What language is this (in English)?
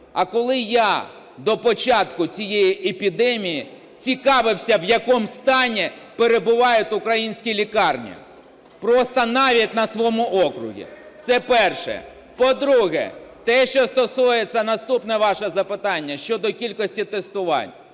Ukrainian